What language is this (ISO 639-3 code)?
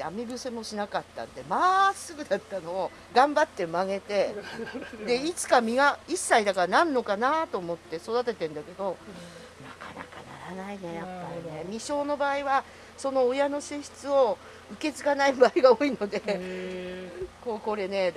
jpn